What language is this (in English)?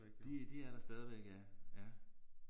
Danish